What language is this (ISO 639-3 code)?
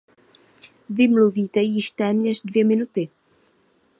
ces